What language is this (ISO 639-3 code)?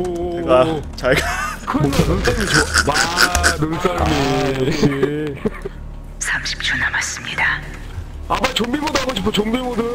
kor